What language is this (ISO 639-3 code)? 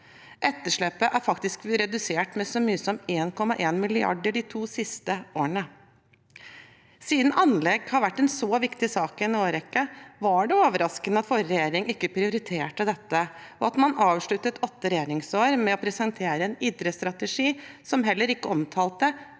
nor